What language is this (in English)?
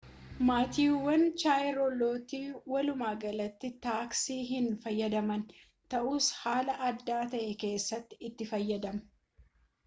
Oromo